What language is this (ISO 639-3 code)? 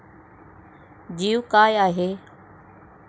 mar